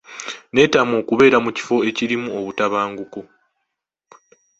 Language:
Ganda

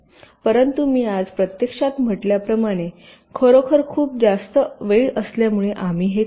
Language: Marathi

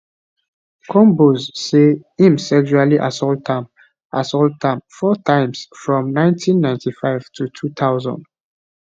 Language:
Nigerian Pidgin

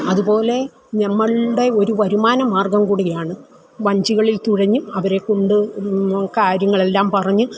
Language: Malayalam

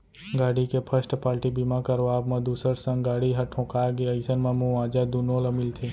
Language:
Chhattisgarhi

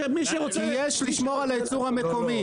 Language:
Hebrew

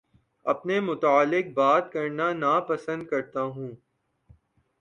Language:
Urdu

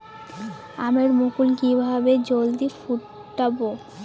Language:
Bangla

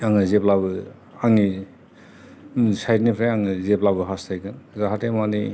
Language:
Bodo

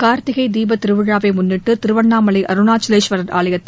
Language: Tamil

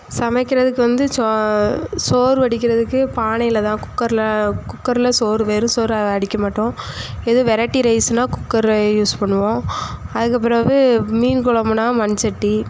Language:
Tamil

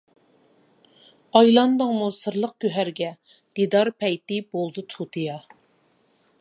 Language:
Uyghur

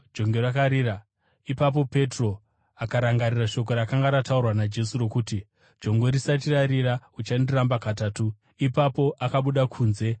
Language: Shona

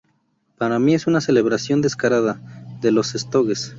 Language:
Spanish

